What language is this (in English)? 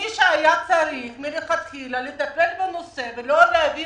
Hebrew